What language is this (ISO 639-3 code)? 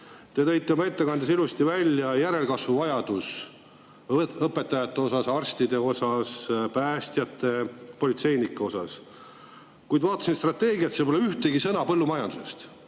est